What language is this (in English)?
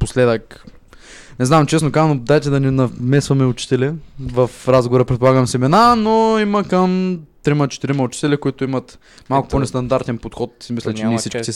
Bulgarian